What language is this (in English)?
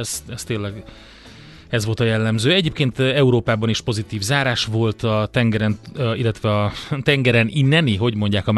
Hungarian